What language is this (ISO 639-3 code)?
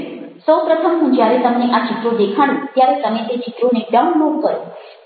guj